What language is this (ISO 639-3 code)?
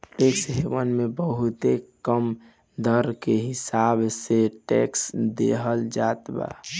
bho